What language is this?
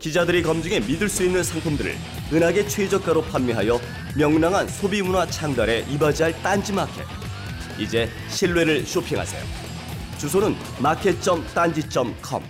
Korean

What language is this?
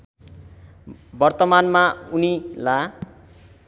Nepali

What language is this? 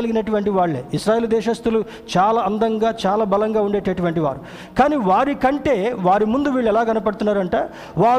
Telugu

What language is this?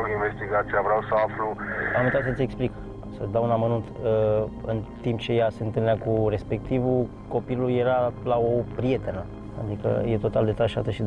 Romanian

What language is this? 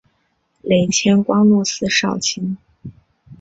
Chinese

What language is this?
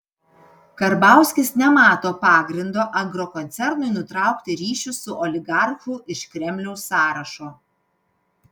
Lithuanian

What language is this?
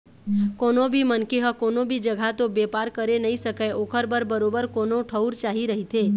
Chhattisgarhi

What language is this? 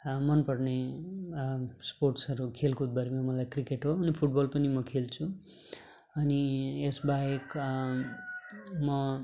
Nepali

